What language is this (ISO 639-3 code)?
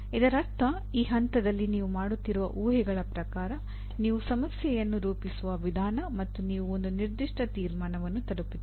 kan